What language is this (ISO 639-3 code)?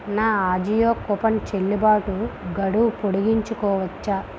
tel